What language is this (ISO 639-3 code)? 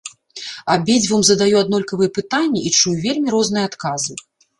bel